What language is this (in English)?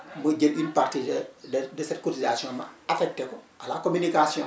Wolof